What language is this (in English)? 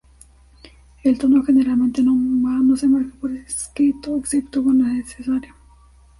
Spanish